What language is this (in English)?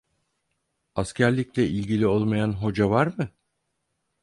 Turkish